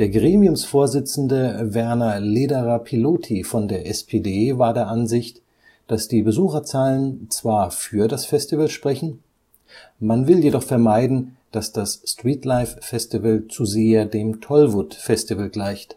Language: German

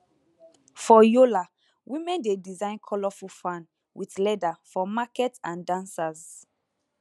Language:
Nigerian Pidgin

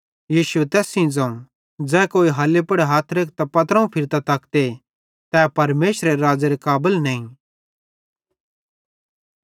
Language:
Bhadrawahi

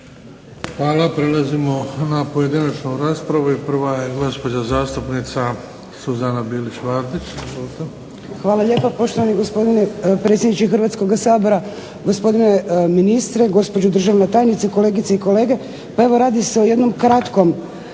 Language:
Croatian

